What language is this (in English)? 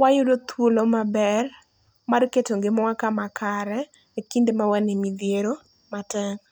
Luo (Kenya and Tanzania)